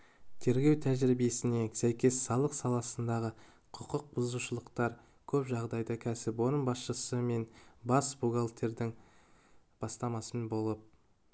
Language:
Kazakh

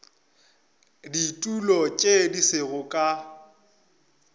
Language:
Northern Sotho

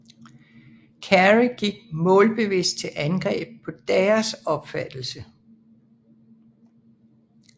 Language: Danish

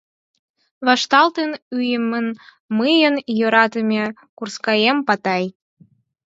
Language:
Mari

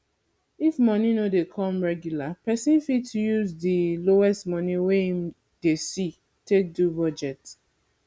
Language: Nigerian Pidgin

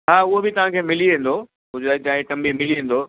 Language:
Sindhi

